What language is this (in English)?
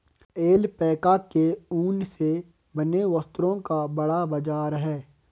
Hindi